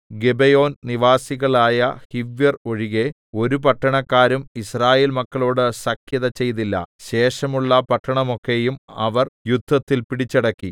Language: Malayalam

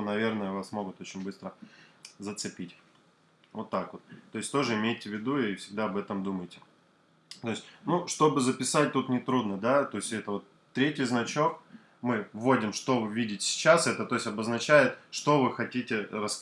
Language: Russian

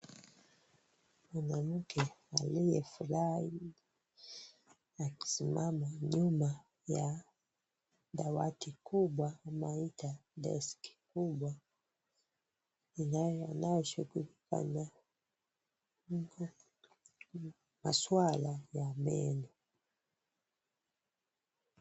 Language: Swahili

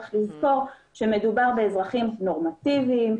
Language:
Hebrew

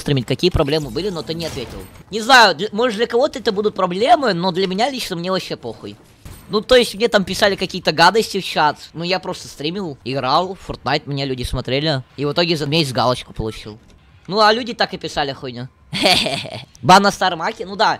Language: Russian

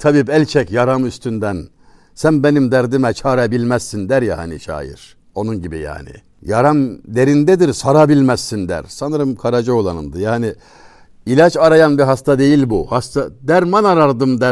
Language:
Turkish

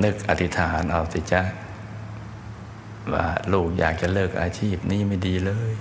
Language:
Thai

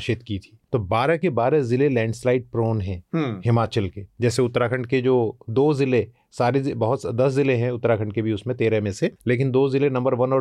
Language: Hindi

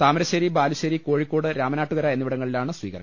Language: Malayalam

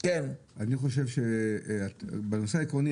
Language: Hebrew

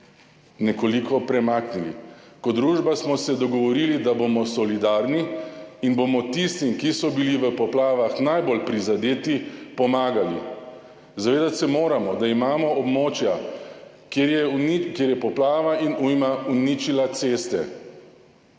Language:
Slovenian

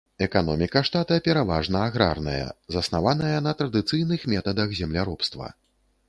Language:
Belarusian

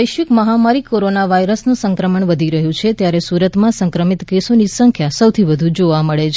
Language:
Gujarati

